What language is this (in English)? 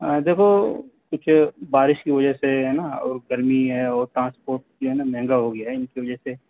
Urdu